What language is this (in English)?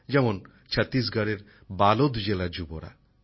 Bangla